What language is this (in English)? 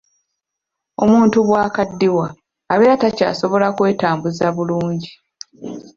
Ganda